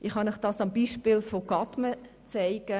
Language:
Swiss German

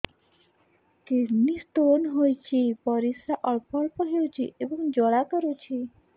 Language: Odia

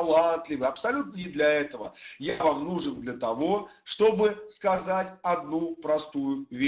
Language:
Russian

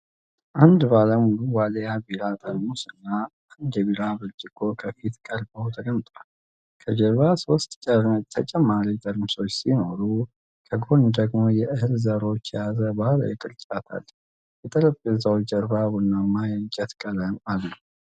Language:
Amharic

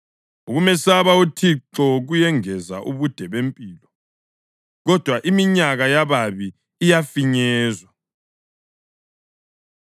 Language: North Ndebele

